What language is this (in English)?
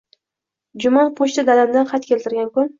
Uzbek